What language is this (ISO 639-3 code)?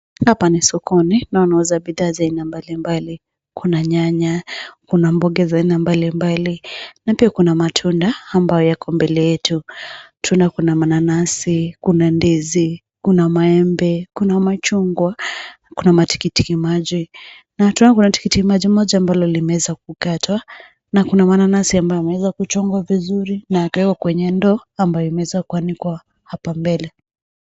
swa